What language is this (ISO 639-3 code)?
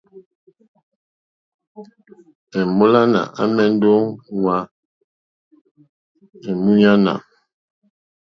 bri